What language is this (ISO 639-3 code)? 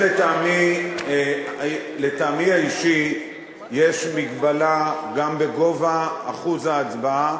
heb